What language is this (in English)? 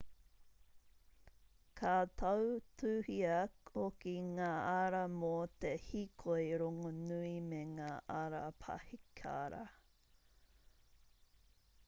Māori